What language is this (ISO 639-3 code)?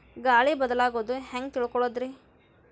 kan